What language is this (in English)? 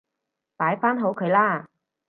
Cantonese